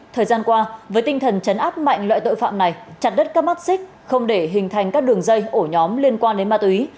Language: Vietnamese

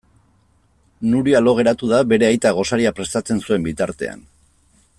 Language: Basque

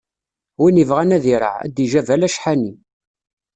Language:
Kabyle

